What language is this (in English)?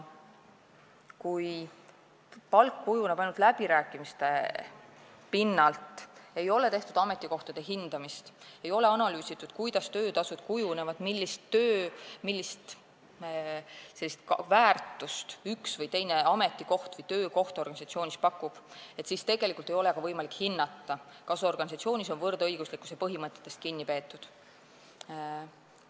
Estonian